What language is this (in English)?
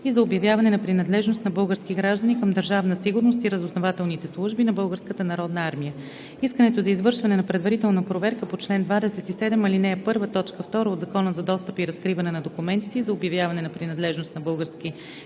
Bulgarian